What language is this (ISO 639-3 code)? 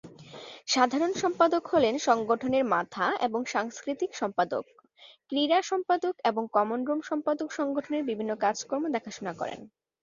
ben